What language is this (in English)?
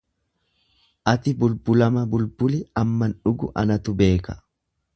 Oromo